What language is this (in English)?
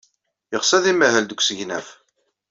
Kabyle